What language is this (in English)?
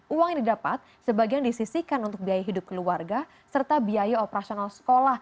Indonesian